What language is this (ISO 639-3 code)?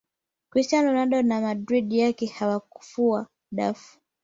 swa